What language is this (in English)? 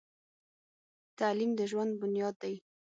Pashto